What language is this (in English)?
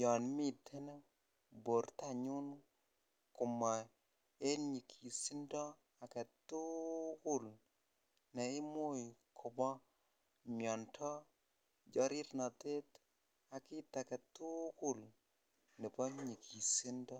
Kalenjin